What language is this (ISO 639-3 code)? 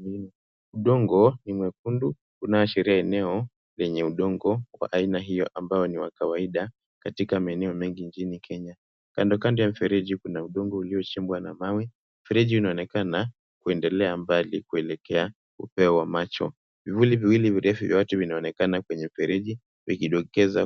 swa